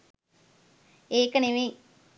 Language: Sinhala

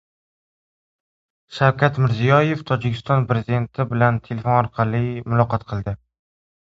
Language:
Uzbek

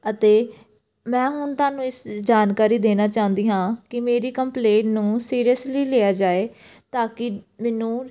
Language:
Punjabi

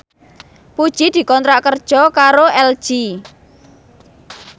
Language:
Javanese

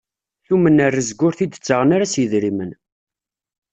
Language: Kabyle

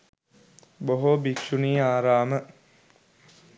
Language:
Sinhala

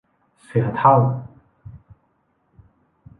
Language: Thai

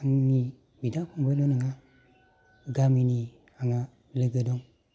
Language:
Bodo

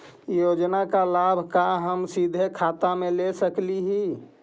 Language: Magahi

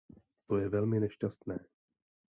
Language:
Czech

